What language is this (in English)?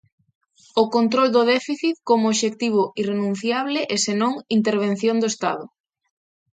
Galician